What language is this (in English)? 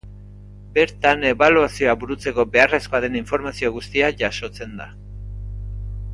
Basque